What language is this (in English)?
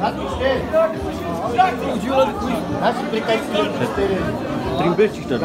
Romanian